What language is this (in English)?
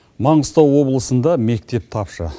Kazakh